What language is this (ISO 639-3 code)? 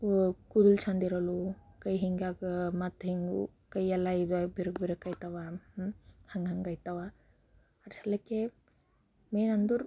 kan